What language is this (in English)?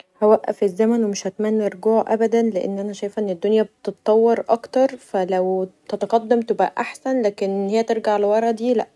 Egyptian Arabic